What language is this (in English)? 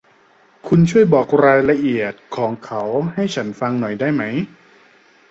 Thai